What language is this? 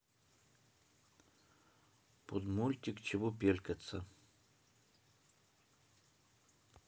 Russian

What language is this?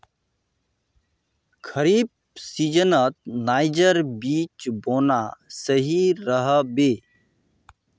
Magahi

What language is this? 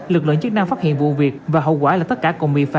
Vietnamese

